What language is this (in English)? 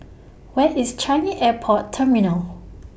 English